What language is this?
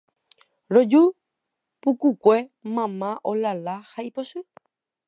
Guarani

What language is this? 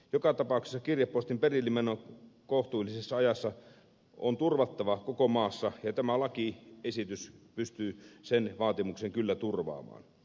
Finnish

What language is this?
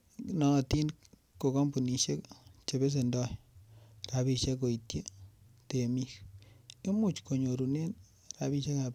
Kalenjin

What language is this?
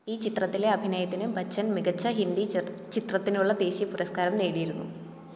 Malayalam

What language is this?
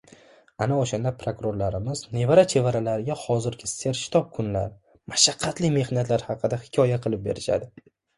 Uzbek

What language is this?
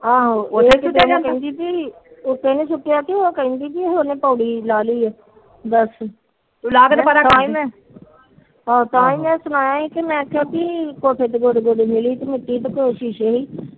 Punjabi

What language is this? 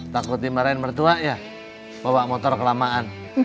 Indonesian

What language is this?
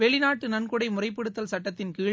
Tamil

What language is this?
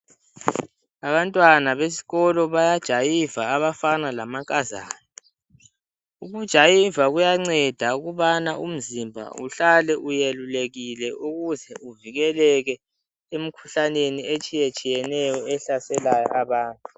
North Ndebele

